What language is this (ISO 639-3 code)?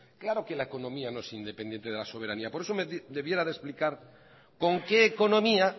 spa